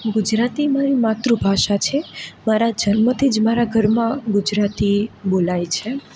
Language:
Gujarati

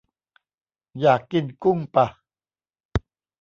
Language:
Thai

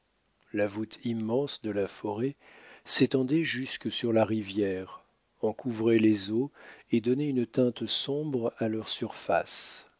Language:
French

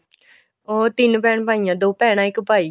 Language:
Punjabi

